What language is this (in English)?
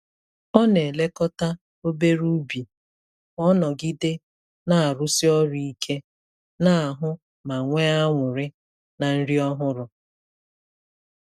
Igbo